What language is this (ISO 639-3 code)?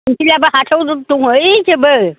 brx